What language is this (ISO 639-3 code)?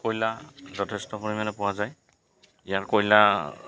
asm